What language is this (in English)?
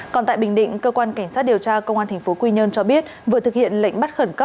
Vietnamese